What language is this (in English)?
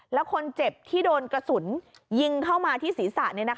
Thai